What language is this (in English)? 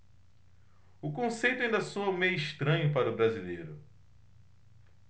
Portuguese